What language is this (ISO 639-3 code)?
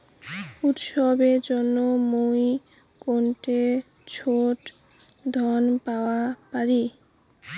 ben